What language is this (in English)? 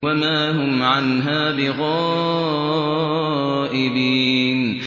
Arabic